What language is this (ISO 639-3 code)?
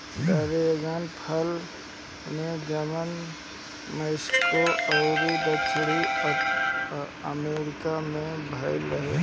bho